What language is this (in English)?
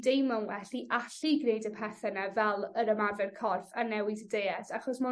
Welsh